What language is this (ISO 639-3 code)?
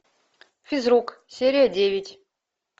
rus